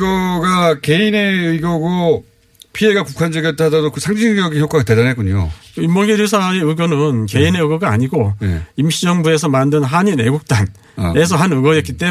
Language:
Korean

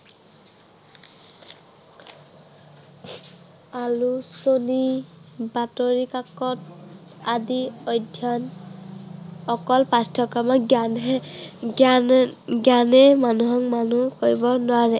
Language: Assamese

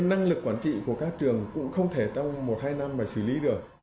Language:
Vietnamese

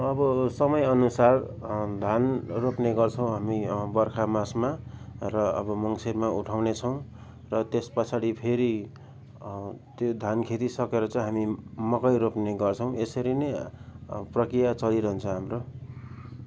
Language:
Nepali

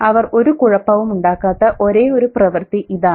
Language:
Malayalam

